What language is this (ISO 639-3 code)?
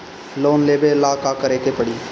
bho